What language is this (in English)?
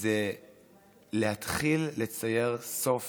Hebrew